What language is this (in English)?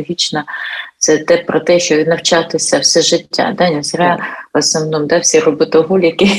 Ukrainian